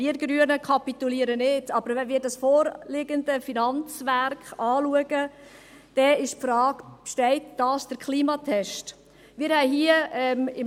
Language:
Swiss German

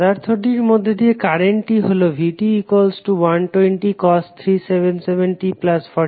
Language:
Bangla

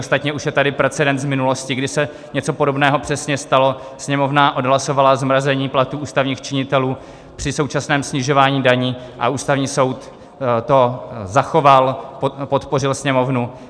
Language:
Czech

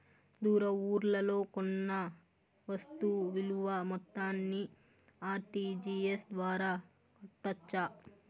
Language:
Telugu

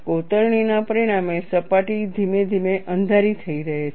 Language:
Gujarati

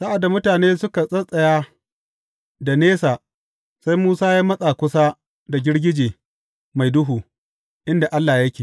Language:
Hausa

